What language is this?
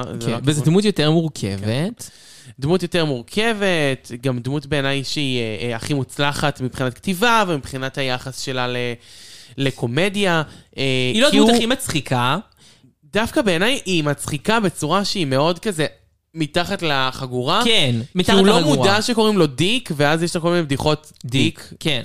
Hebrew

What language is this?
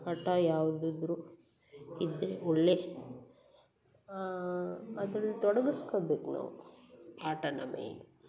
Kannada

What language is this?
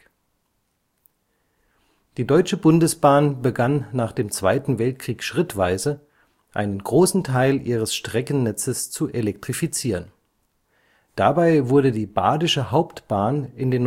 German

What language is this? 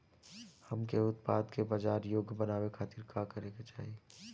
Bhojpuri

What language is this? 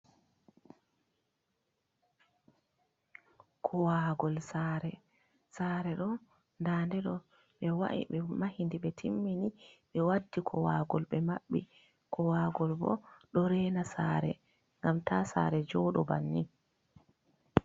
Fula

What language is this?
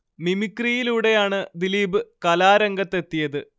Malayalam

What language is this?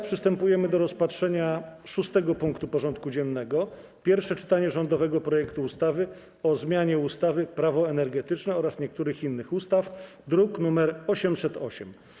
Polish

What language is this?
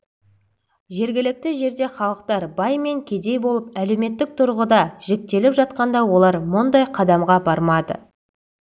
Kazakh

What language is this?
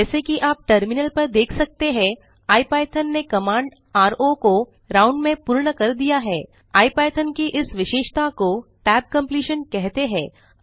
Hindi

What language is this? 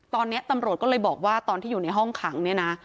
Thai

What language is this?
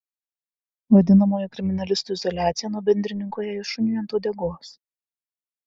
Lithuanian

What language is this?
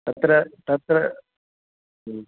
Sanskrit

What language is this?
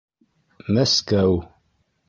Bashkir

